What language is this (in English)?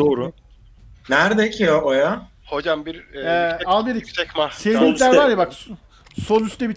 Turkish